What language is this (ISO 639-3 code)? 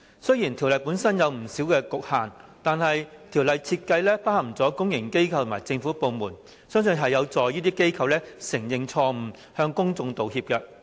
yue